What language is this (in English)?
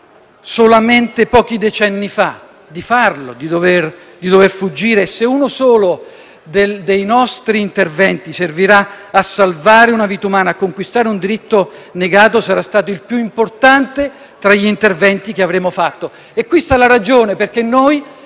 Italian